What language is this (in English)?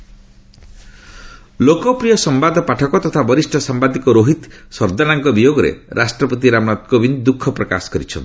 Odia